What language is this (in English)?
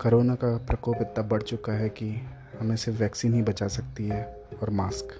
Hindi